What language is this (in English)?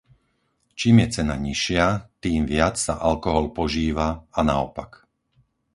Slovak